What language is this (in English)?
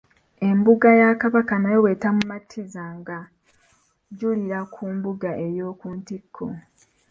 Ganda